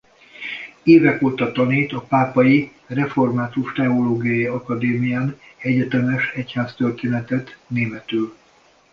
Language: Hungarian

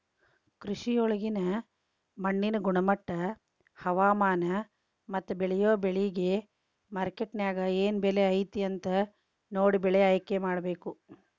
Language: Kannada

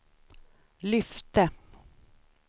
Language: Swedish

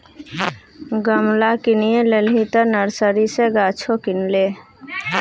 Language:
Maithili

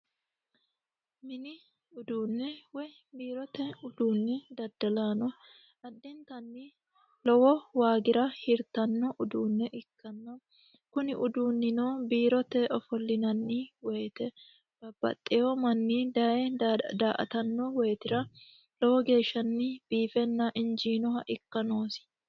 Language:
Sidamo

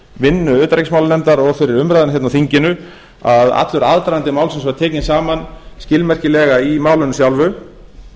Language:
Icelandic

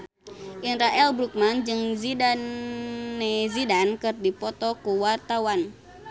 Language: Sundanese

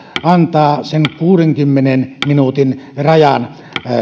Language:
Finnish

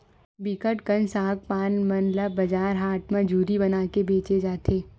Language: Chhattisgarhi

